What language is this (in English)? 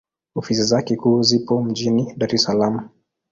Swahili